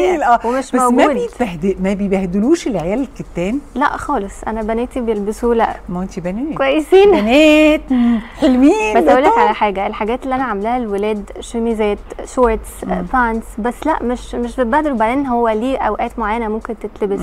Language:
Arabic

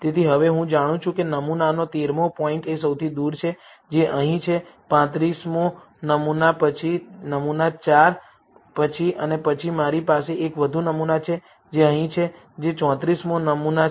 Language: Gujarati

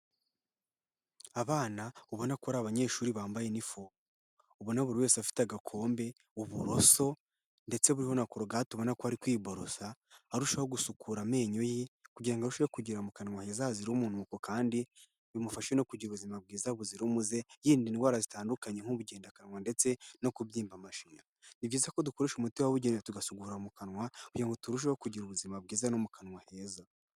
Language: Kinyarwanda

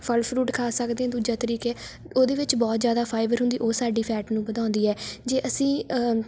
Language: Punjabi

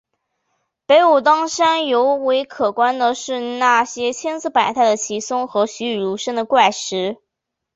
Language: Chinese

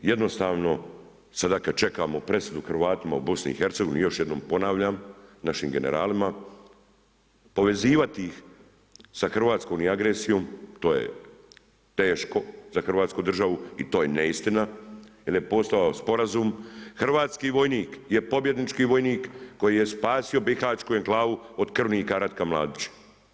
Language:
Croatian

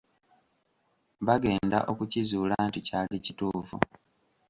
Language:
Ganda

